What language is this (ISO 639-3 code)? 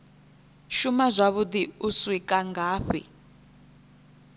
ven